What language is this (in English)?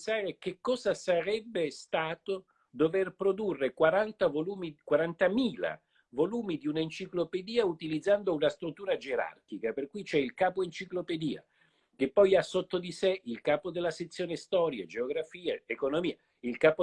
Italian